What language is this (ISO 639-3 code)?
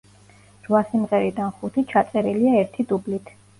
kat